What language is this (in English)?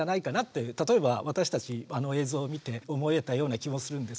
Japanese